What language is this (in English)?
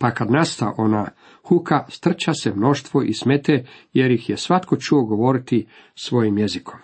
Croatian